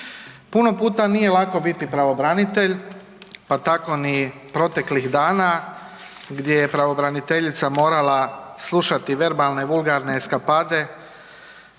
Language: Croatian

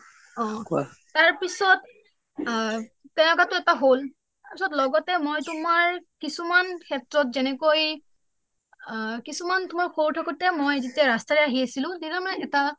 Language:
Assamese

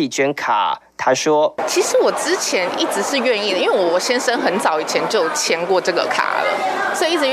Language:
Chinese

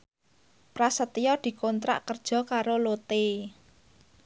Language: Javanese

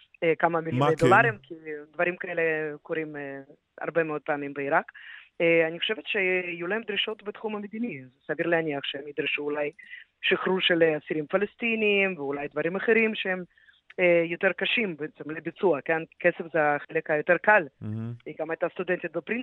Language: Hebrew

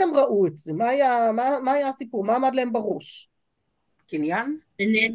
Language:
Hebrew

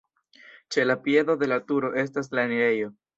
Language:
Esperanto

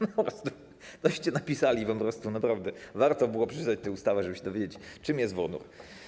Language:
Polish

